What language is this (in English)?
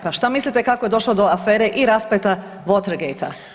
Croatian